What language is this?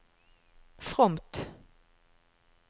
Norwegian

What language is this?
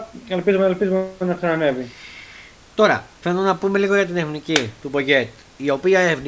Greek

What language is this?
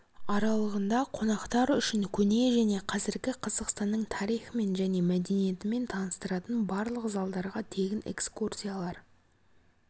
Kazakh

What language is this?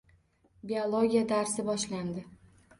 Uzbek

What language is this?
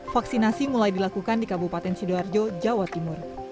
Indonesian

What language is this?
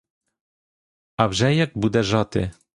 Ukrainian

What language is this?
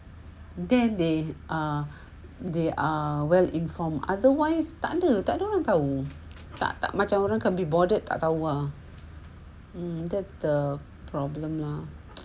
English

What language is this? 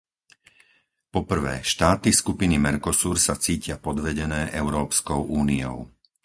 Slovak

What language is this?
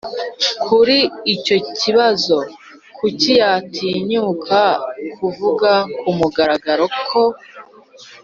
Kinyarwanda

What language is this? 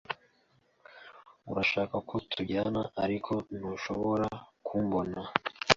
Kinyarwanda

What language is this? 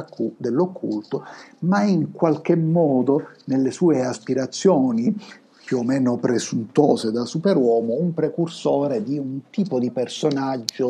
Italian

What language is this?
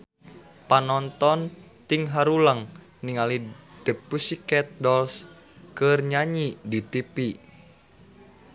Sundanese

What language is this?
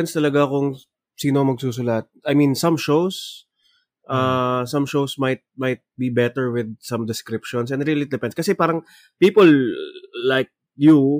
Filipino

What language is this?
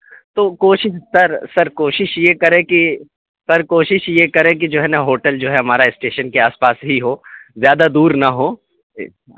Urdu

